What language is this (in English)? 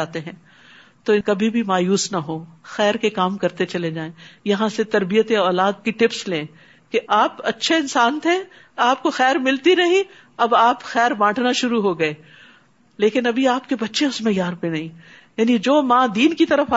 Urdu